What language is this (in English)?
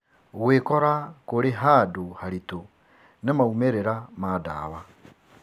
Kikuyu